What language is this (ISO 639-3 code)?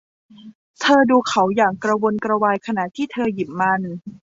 tha